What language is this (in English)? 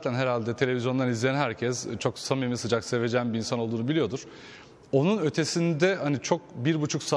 Turkish